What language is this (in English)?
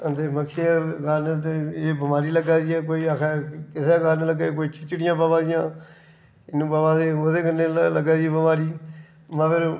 Dogri